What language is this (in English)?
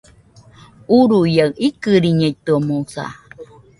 Nüpode Huitoto